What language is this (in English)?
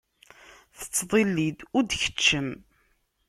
Kabyle